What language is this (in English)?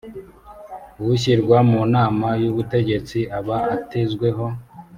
Kinyarwanda